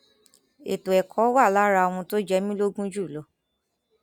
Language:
Yoruba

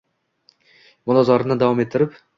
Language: Uzbek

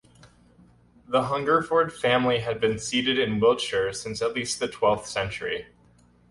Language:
English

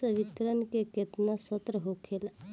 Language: Bhojpuri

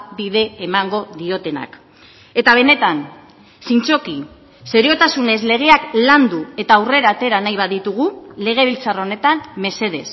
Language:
Basque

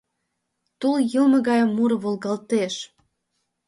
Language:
Mari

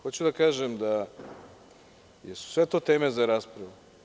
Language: Serbian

